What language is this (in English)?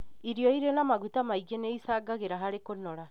Kikuyu